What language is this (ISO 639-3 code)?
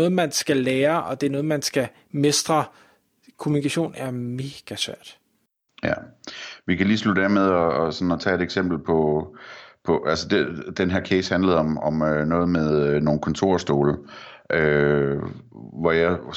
dan